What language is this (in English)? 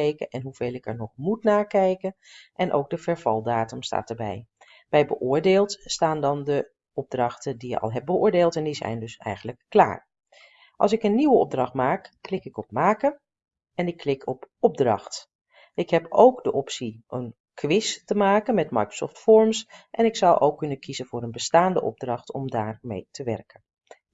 Dutch